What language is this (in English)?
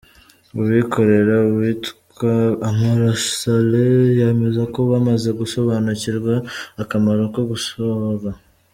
Kinyarwanda